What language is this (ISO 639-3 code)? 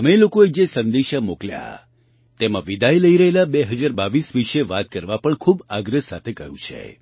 guj